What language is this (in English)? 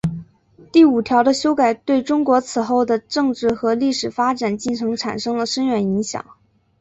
Chinese